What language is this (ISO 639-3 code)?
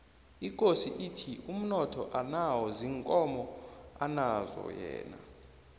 nbl